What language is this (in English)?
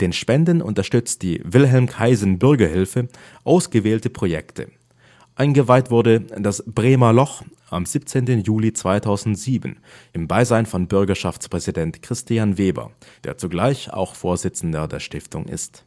German